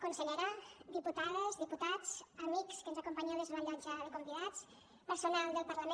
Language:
Catalan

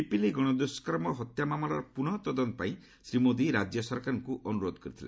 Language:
Odia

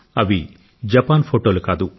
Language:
Telugu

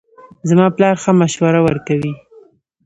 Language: Pashto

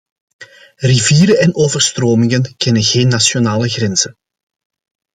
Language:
Dutch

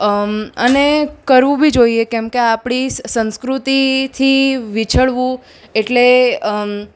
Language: Gujarati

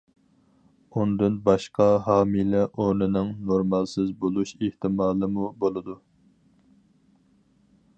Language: Uyghur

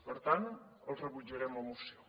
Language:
Catalan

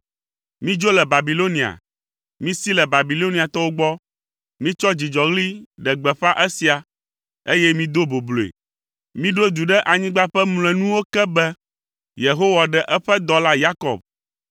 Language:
Ewe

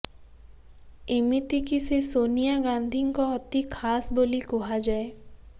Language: Odia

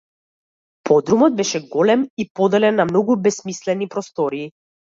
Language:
Macedonian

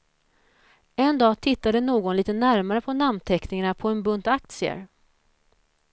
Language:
Swedish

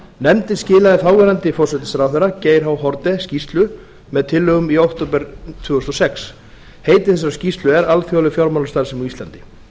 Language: Icelandic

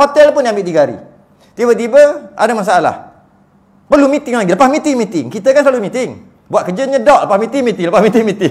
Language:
Malay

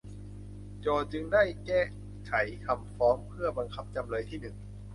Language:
Thai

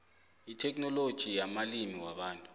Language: South Ndebele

